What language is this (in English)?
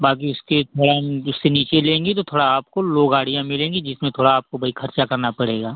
Hindi